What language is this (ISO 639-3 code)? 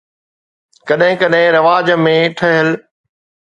snd